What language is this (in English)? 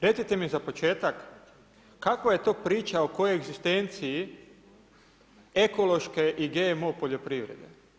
Croatian